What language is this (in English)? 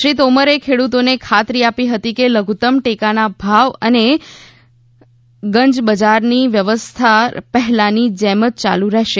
Gujarati